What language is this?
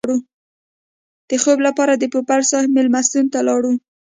Pashto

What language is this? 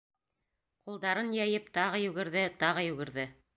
Bashkir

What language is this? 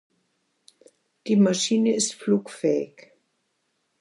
German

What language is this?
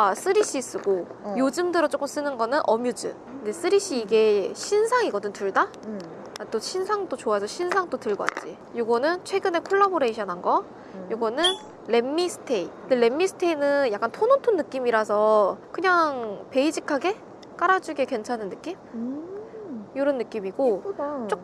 Korean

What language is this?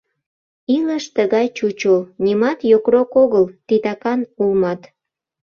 Mari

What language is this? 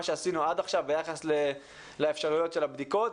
Hebrew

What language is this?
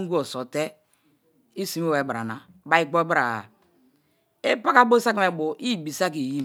Kalabari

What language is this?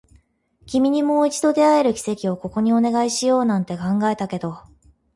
Japanese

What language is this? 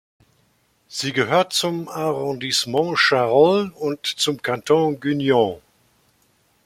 German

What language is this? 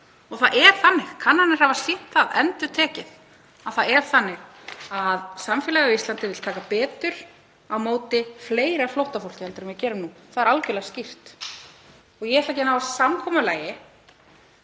Icelandic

